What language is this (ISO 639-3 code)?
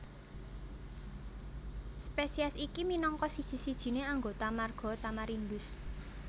jav